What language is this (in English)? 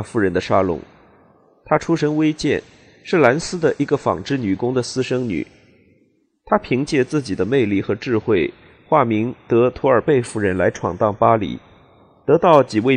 Chinese